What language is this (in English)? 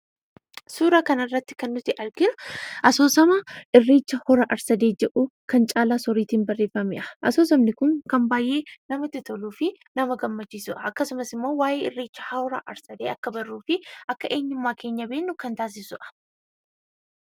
Oromo